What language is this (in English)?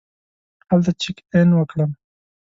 Pashto